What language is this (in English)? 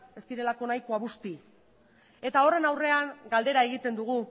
Basque